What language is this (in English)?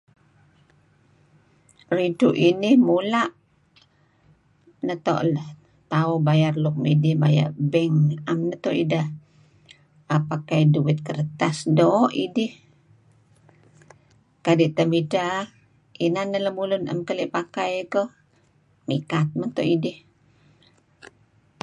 Kelabit